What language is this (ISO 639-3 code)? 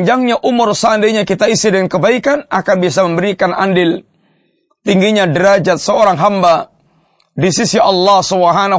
msa